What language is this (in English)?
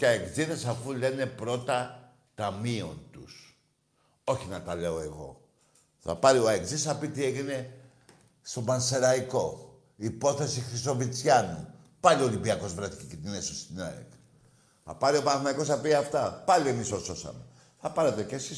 Greek